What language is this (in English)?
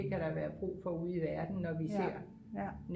Danish